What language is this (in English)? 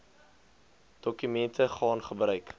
Afrikaans